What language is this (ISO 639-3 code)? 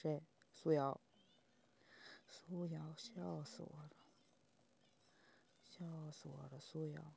zho